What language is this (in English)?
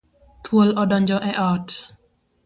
Luo (Kenya and Tanzania)